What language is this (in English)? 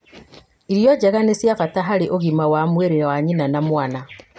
Kikuyu